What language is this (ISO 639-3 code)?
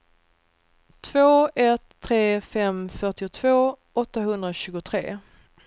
swe